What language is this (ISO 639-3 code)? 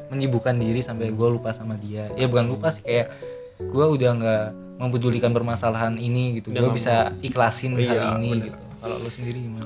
ind